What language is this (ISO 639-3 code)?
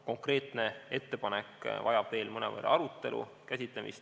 est